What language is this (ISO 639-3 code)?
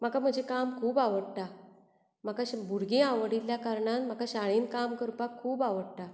kok